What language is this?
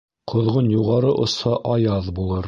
Bashkir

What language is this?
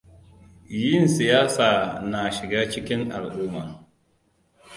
Hausa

